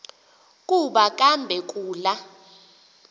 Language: Xhosa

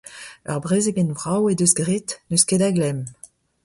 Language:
Breton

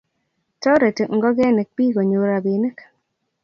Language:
Kalenjin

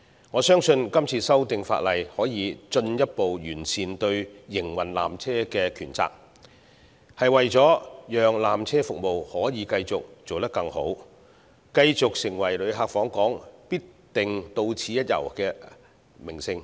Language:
Cantonese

